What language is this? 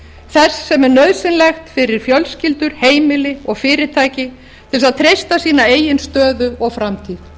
Icelandic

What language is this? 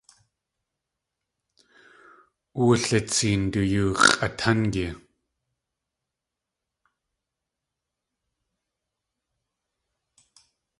Tlingit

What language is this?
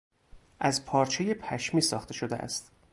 Persian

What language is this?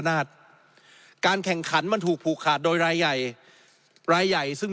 Thai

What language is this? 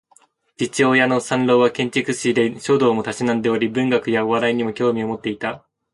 Japanese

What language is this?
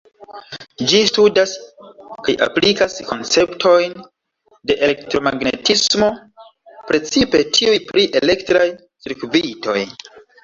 Esperanto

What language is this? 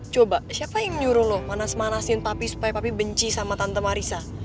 Indonesian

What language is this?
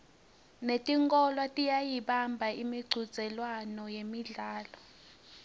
Swati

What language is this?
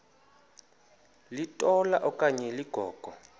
Xhosa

